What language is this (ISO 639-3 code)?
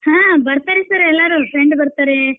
kan